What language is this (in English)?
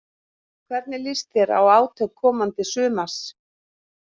Icelandic